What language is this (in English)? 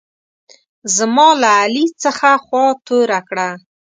Pashto